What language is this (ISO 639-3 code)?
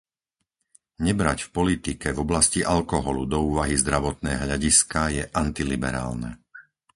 slk